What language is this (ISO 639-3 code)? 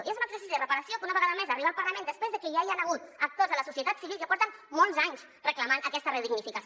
cat